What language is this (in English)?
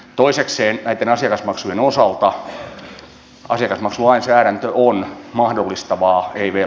Finnish